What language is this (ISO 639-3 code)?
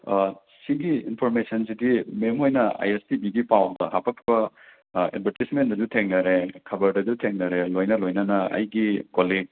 mni